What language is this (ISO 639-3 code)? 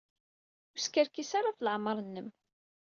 kab